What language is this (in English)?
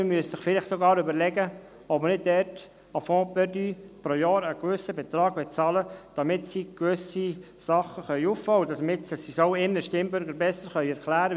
Swiss German